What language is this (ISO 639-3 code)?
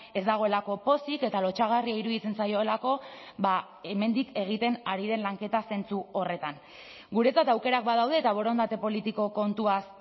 eus